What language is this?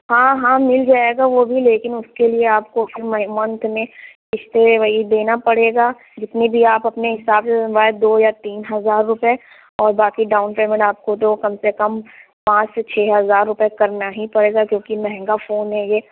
Urdu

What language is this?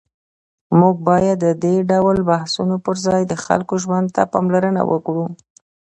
Pashto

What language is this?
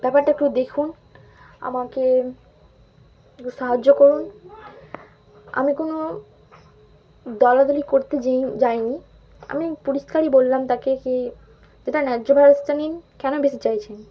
Bangla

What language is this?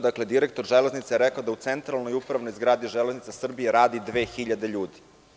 Serbian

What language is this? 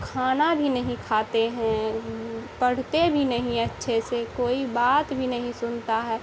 Urdu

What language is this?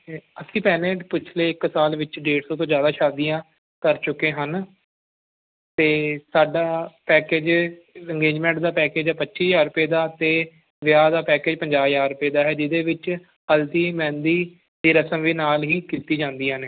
Punjabi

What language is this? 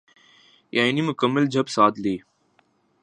Urdu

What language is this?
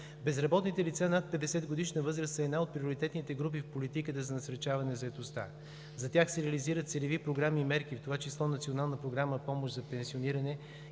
Bulgarian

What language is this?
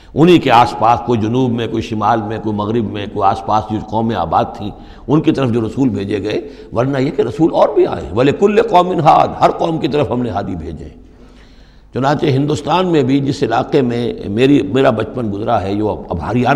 Urdu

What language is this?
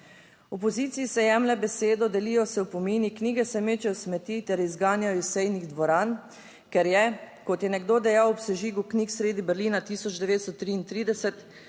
Slovenian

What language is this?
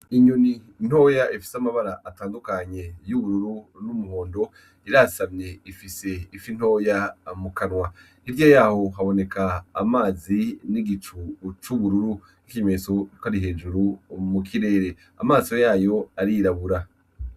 Rundi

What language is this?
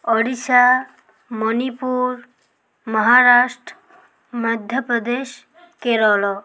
Odia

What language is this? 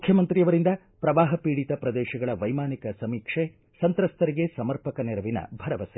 Kannada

